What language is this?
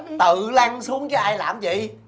Vietnamese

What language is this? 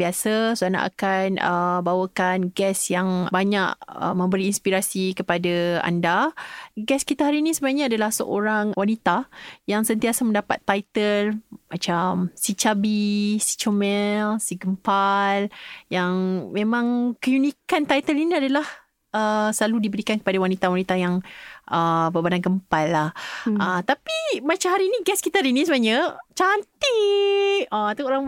Malay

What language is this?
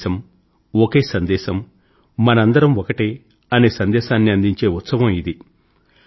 Telugu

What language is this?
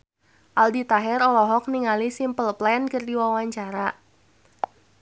Sundanese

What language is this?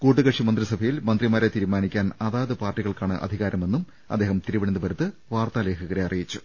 Malayalam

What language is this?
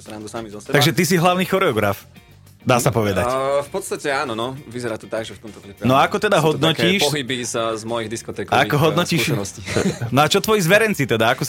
Slovak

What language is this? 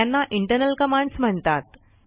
Marathi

